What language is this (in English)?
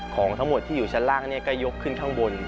Thai